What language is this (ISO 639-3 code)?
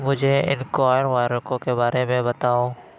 urd